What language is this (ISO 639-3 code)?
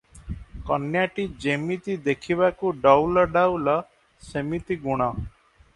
ori